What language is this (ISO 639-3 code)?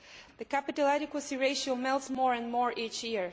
eng